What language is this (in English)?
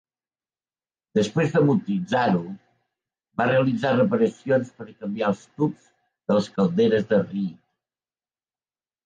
Catalan